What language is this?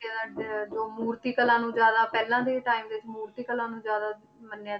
Punjabi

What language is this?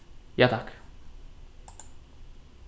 Faroese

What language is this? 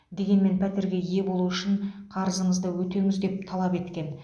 Kazakh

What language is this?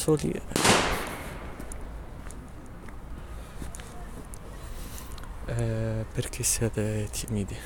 Italian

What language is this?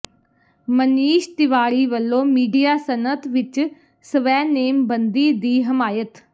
Punjabi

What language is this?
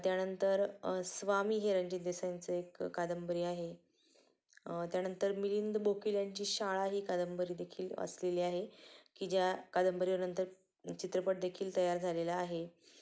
Marathi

